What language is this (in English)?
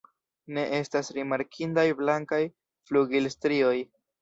Esperanto